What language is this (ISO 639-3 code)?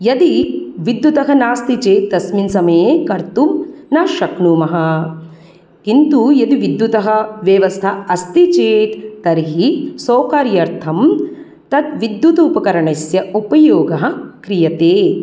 san